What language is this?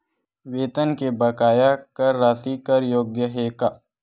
Chhattisgarhi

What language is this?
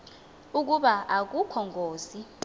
Xhosa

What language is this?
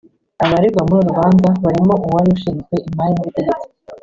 Kinyarwanda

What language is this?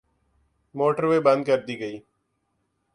Urdu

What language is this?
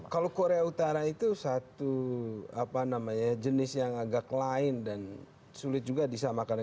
Indonesian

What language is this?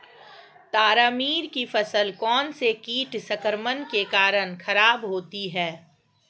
Hindi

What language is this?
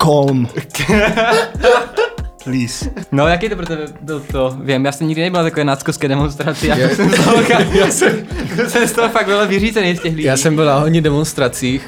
Czech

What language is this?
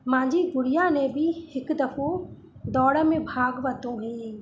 Sindhi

